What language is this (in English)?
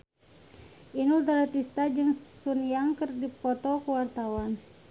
Sundanese